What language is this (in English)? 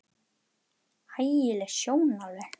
Icelandic